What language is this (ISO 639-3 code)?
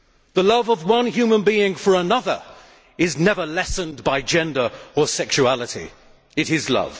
eng